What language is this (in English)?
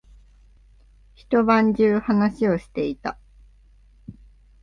Japanese